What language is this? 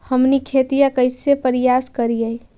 Magahi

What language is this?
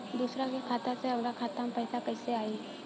Bhojpuri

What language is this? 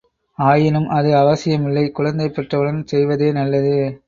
Tamil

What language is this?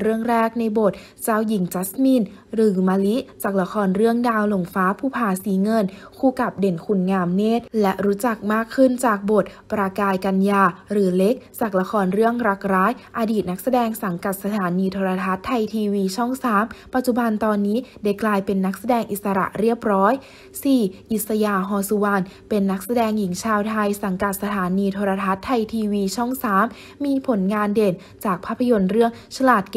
Thai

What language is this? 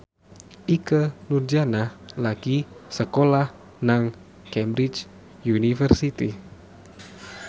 Javanese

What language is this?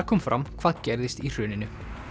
Icelandic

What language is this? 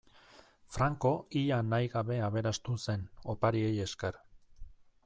Basque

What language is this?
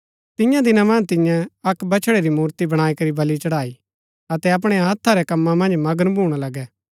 Gaddi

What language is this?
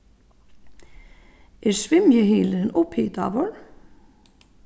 Faroese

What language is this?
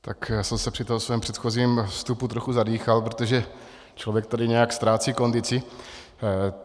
Czech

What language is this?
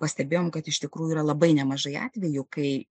Lithuanian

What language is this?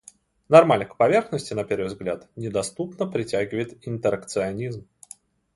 Russian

